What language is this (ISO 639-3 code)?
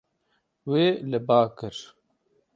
kur